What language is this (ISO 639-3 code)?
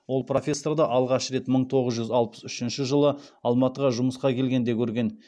kaz